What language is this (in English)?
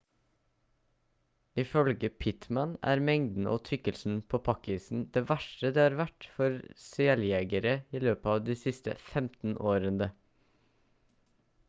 Norwegian Bokmål